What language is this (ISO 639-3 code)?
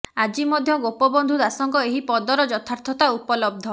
ori